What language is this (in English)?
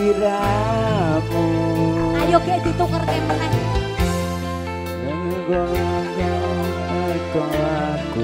Indonesian